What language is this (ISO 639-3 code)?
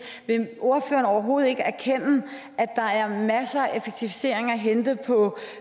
dan